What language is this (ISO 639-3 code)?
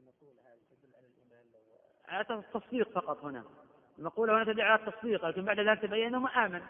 ara